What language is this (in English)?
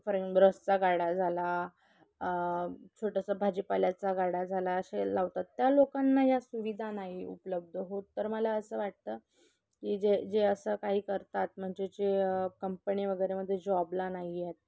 Marathi